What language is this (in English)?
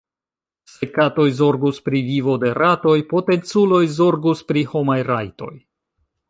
Esperanto